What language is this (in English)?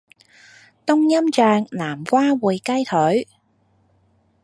Cantonese